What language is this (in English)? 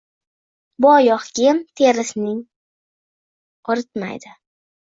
Uzbek